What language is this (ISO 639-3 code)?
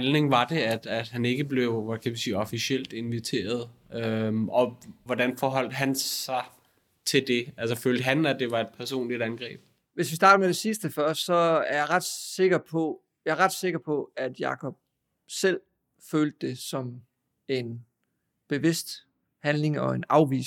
dan